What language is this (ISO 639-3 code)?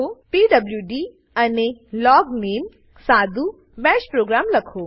guj